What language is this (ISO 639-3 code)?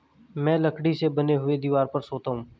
hin